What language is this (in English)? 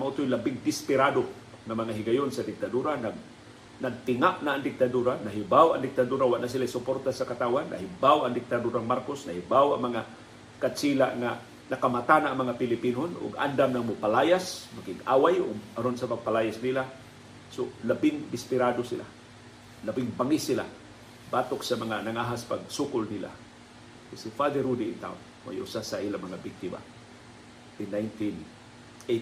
Filipino